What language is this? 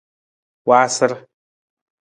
Nawdm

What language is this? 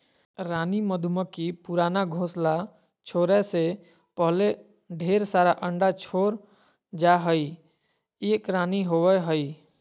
Magahi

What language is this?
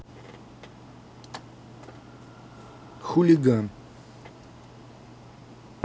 Russian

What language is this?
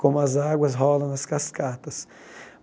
Portuguese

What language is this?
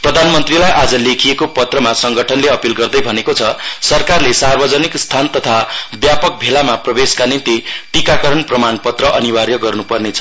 Nepali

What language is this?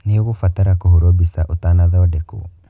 Kikuyu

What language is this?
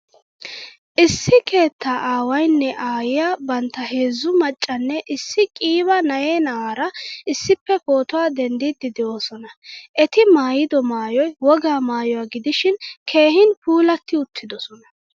Wolaytta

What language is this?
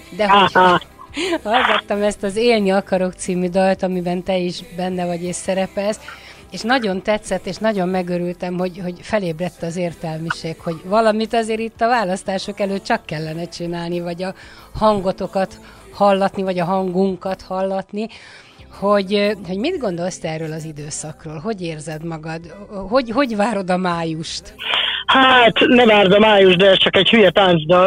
Hungarian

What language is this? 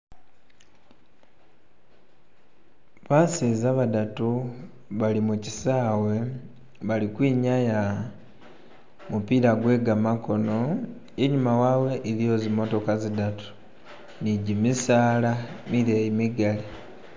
Masaaba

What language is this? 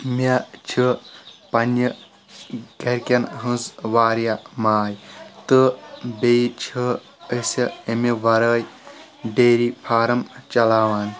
Kashmiri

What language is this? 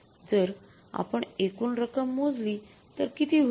Marathi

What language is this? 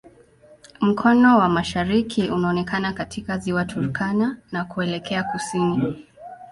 Swahili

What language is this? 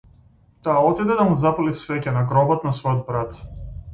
Macedonian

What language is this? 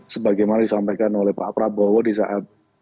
Indonesian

